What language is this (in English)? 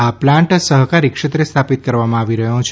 Gujarati